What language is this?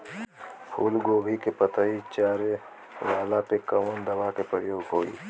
Bhojpuri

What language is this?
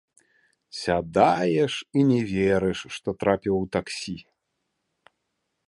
Belarusian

